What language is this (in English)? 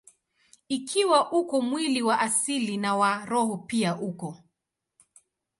Swahili